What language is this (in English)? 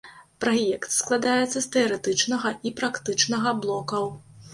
Belarusian